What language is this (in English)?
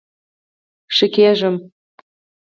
Pashto